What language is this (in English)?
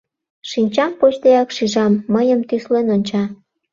Mari